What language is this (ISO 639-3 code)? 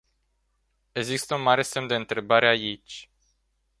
ron